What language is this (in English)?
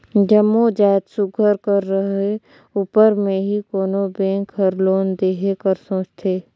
Chhattisgarhi